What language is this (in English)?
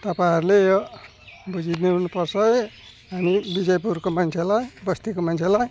Nepali